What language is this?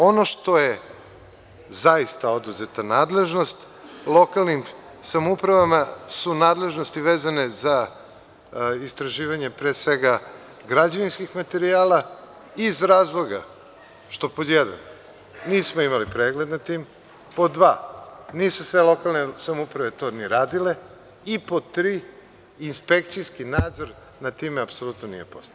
Serbian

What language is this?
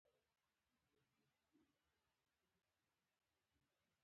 Pashto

